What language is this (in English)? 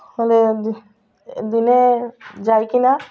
Odia